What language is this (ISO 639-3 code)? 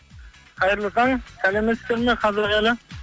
kaz